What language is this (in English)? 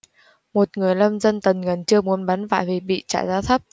Vietnamese